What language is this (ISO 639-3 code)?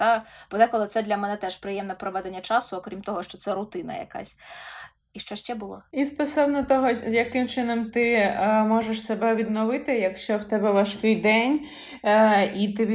ukr